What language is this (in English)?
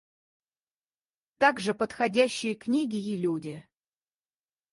Russian